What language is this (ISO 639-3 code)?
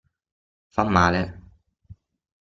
ita